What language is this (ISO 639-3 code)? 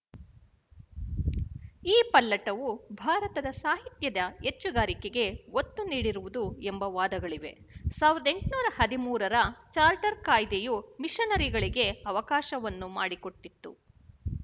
kan